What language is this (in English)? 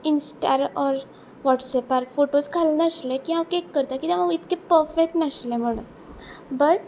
Konkani